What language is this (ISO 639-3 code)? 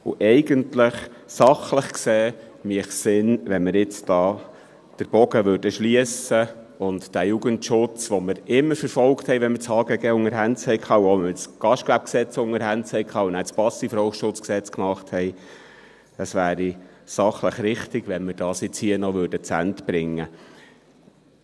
gsw